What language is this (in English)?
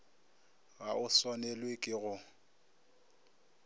Northern Sotho